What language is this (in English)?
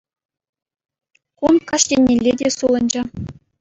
Chuvash